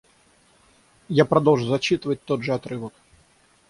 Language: Russian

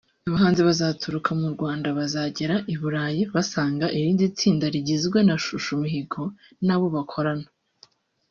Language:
Kinyarwanda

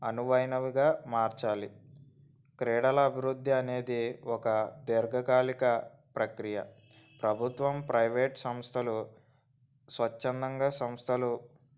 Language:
Telugu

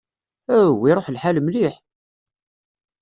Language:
Kabyle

